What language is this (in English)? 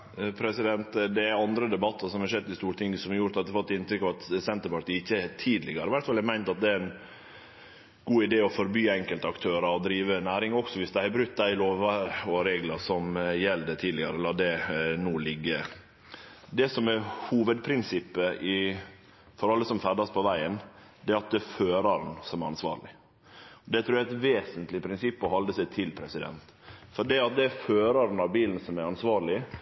Norwegian Nynorsk